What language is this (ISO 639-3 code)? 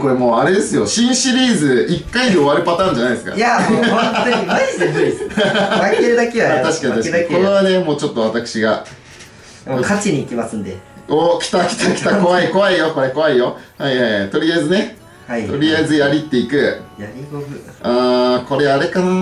jpn